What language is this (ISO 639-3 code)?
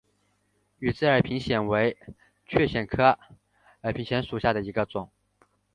zho